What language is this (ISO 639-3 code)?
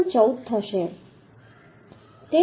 guj